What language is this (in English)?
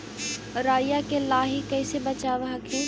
Magahi